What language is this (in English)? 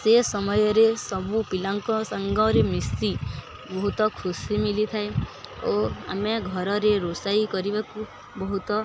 Odia